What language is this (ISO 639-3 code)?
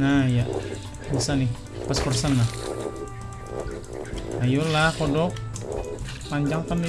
ind